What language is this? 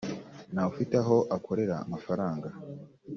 Kinyarwanda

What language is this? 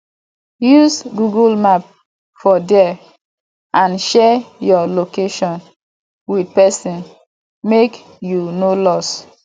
Nigerian Pidgin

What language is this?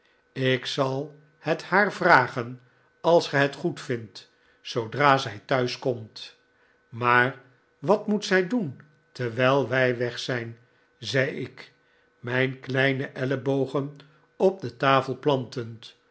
Dutch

